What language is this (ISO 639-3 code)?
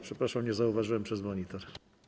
pol